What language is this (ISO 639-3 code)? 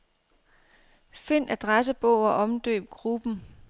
dan